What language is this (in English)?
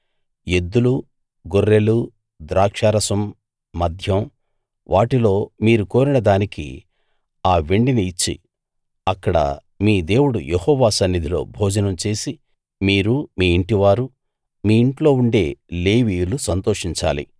Telugu